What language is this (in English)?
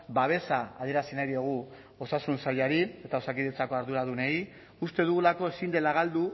Basque